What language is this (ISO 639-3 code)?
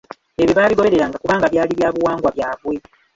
lug